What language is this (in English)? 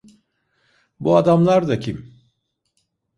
Turkish